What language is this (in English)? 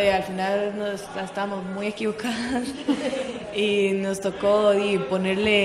Spanish